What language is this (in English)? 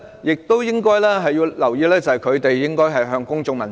Cantonese